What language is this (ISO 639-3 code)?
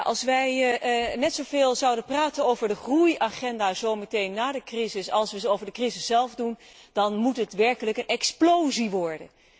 nld